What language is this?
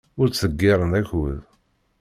Kabyle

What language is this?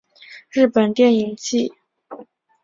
Chinese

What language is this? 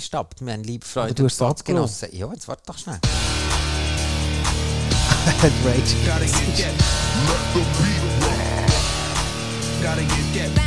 German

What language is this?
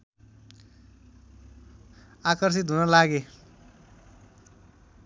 Nepali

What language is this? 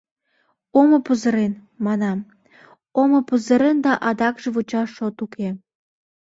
Mari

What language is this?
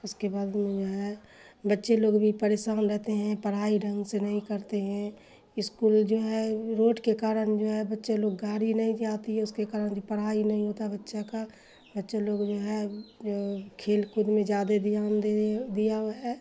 Urdu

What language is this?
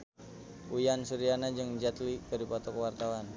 Sundanese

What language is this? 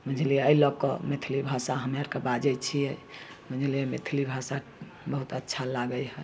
Maithili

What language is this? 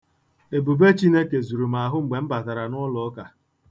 Igbo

